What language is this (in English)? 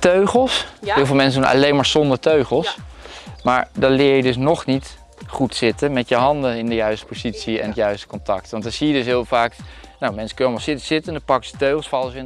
Dutch